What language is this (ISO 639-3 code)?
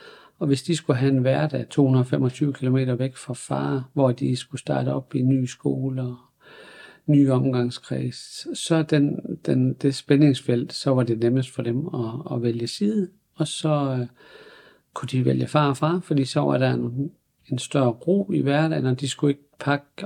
dan